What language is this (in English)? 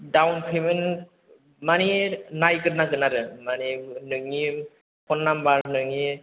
Bodo